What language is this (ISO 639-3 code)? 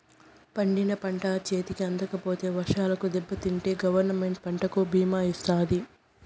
tel